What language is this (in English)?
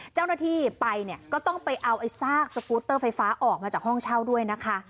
Thai